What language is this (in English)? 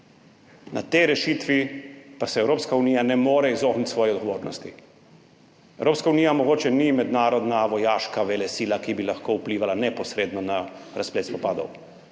Slovenian